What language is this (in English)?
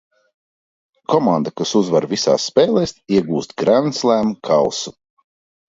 Latvian